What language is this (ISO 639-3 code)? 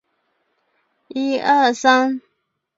zho